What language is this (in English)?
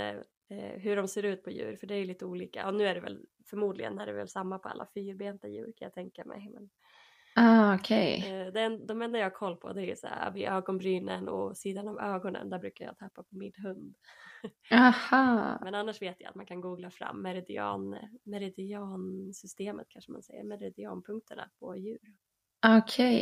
Swedish